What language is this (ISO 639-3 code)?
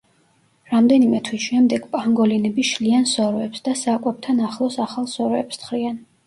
kat